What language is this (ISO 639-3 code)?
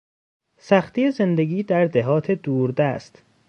fas